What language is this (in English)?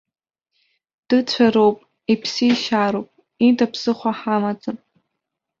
Abkhazian